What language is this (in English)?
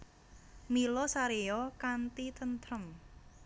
Javanese